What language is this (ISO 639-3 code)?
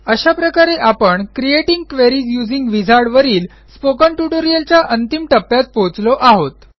mar